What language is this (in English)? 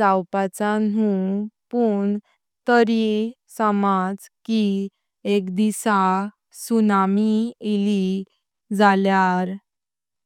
Konkani